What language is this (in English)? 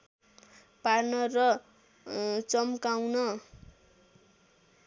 Nepali